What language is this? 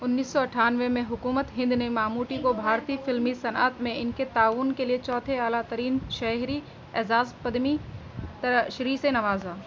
Urdu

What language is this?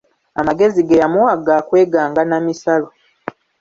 Ganda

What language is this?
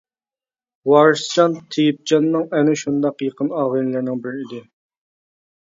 Uyghur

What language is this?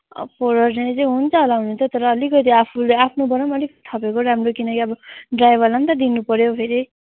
Nepali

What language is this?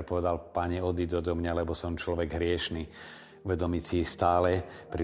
Slovak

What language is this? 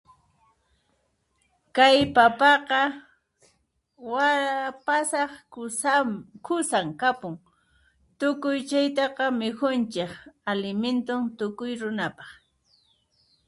Puno Quechua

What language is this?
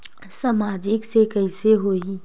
Chhattisgarhi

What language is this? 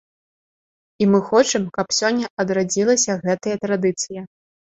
Belarusian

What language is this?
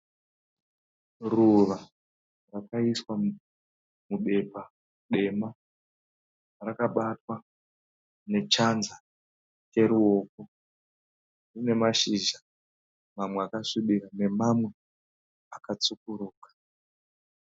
Shona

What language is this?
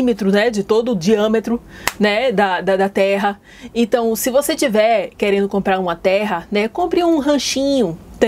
Portuguese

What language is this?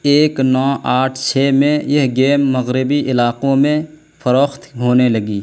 Urdu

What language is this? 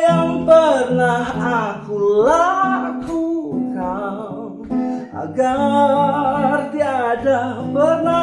Indonesian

